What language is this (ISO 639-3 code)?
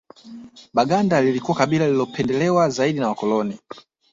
swa